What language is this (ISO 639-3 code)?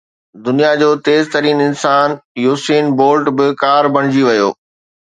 snd